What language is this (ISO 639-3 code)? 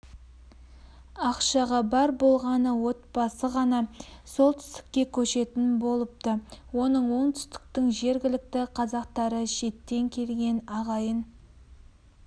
kaz